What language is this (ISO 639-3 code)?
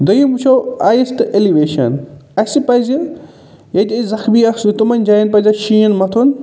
kas